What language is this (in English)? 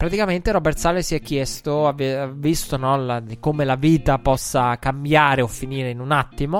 Italian